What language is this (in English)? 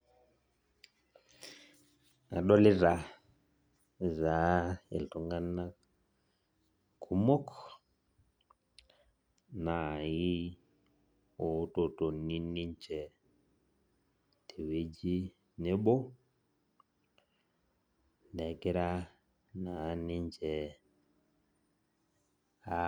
Masai